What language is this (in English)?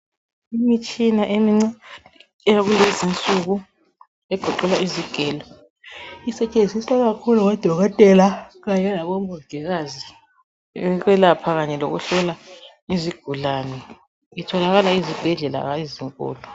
North Ndebele